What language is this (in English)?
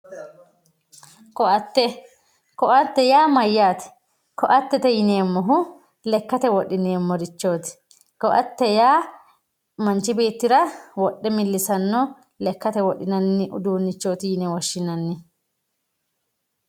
Sidamo